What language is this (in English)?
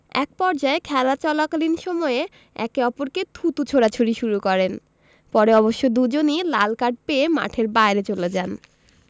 Bangla